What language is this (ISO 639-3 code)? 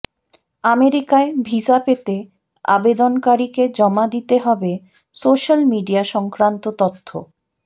ben